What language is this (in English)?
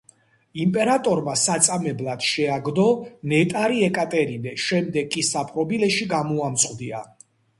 Georgian